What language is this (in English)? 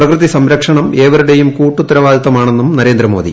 Malayalam